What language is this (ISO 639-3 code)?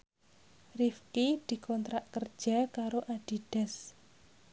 jav